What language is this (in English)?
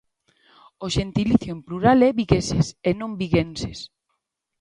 Galician